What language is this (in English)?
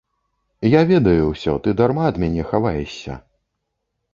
Belarusian